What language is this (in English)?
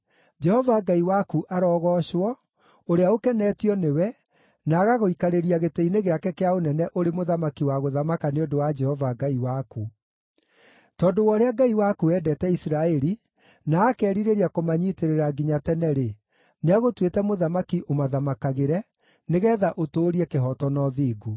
Kikuyu